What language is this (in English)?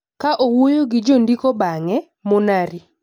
Luo (Kenya and Tanzania)